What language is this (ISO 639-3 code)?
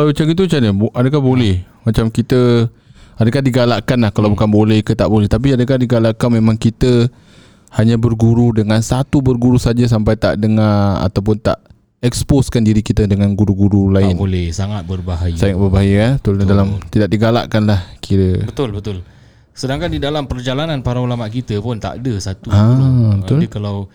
msa